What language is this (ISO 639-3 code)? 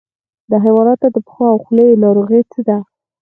pus